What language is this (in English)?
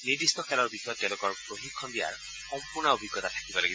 Assamese